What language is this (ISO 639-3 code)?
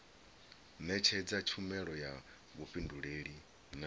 ven